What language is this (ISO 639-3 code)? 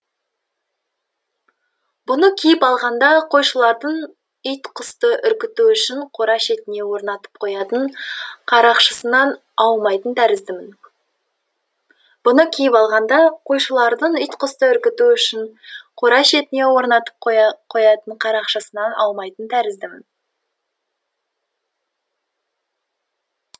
kaz